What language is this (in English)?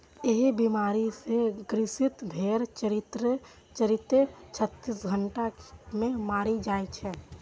Maithili